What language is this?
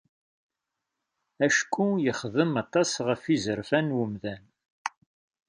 Kabyle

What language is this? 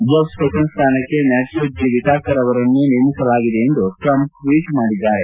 Kannada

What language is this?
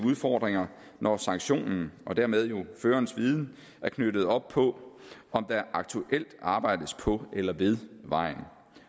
Danish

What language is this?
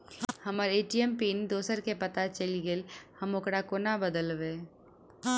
Maithili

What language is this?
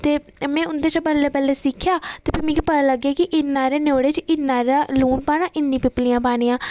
Dogri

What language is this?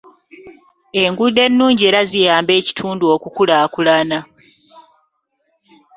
Ganda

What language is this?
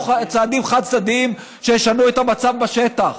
Hebrew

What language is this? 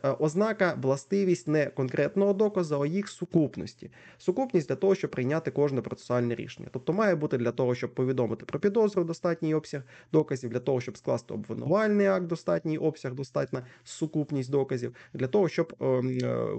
Ukrainian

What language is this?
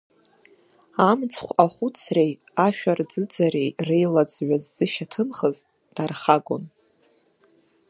Abkhazian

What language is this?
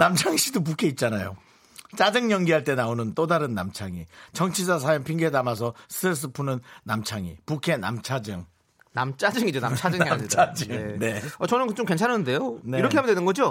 Korean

